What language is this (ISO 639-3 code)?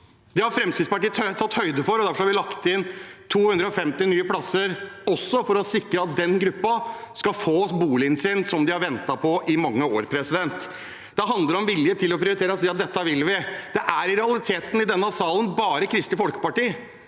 nor